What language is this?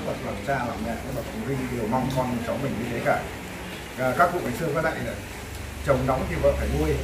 Vietnamese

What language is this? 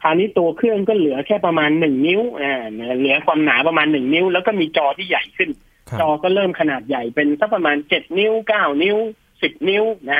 Thai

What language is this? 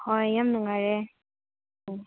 Manipuri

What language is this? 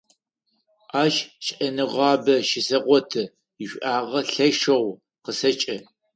Adyghe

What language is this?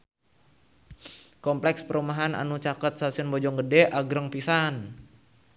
Sundanese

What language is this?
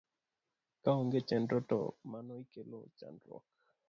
Luo (Kenya and Tanzania)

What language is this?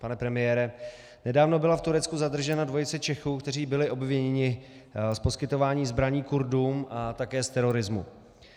Czech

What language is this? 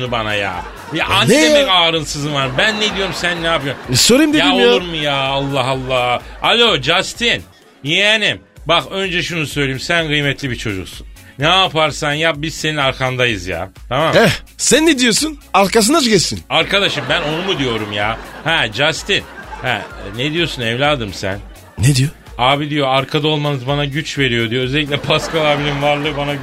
Turkish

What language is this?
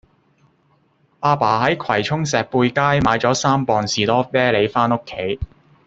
Cantonese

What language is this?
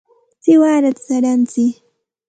Santa Ana de Tusi Pasco Quechua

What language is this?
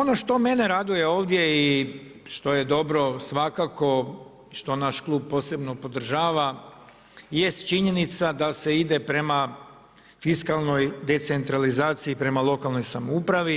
Croatian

